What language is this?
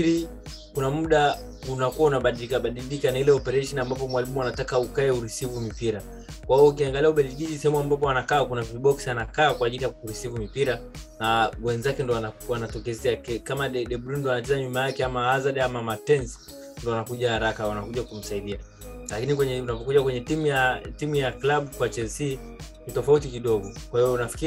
Swahili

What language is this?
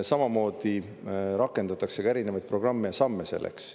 Estonian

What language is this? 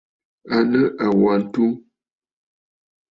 Bafut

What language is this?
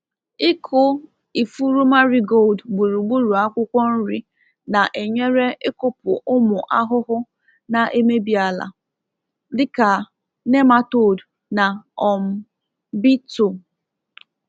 Igbo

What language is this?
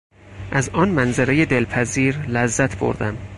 Persian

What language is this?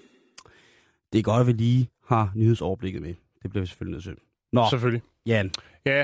Danish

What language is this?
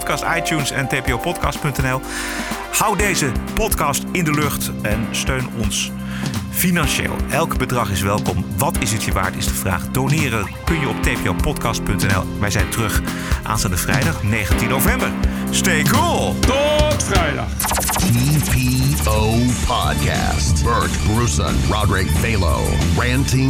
Dutch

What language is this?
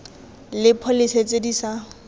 Tswana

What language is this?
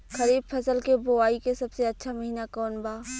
Bhojpuri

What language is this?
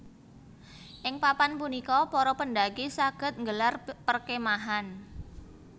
Javanese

